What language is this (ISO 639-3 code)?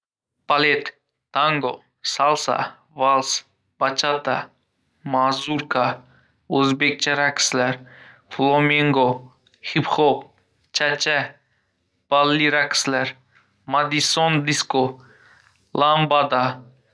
uzb